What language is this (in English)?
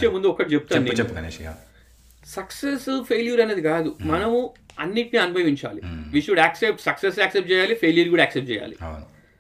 Telugu